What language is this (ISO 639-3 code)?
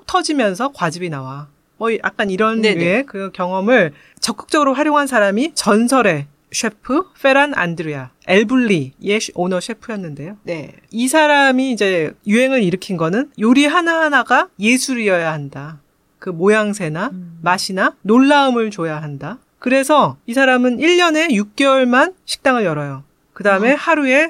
kor